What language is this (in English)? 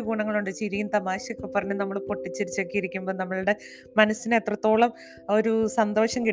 Malayalam